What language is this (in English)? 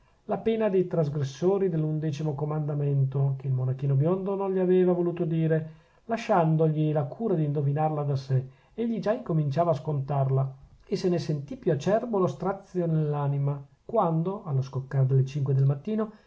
Italian